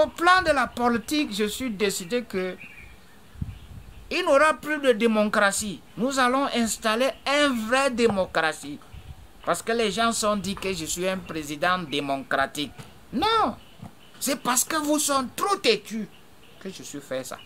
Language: French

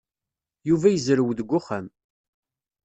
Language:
Kabyle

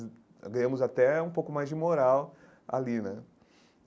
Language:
Portuguese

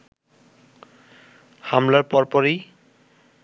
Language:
Bangla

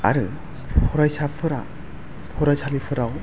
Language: Bodo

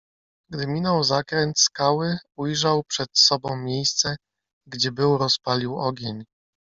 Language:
Polish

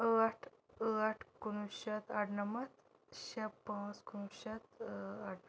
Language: Kashmiri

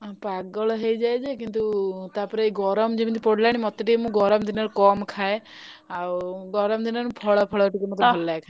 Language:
Odia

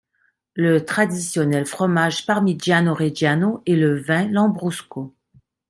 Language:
French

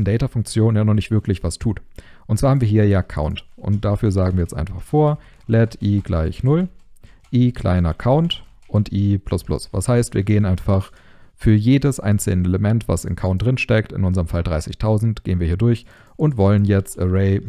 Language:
German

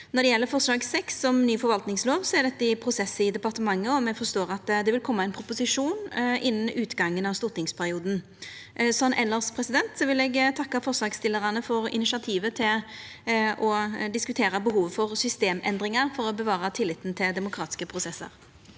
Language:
Norwegian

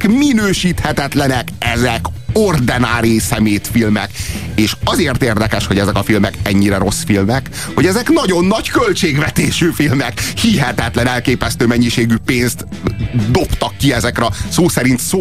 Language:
Hungarian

